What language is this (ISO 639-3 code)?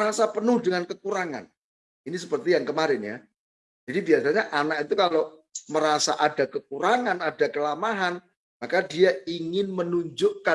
ind